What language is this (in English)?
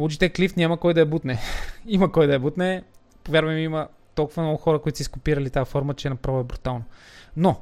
Bulgarian